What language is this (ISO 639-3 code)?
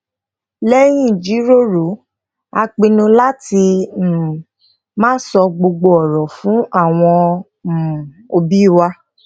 yor